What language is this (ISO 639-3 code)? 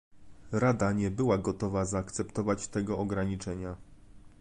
pol